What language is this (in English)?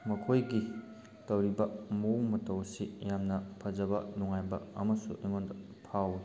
Manipuri